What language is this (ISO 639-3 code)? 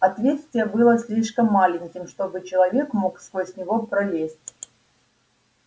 rus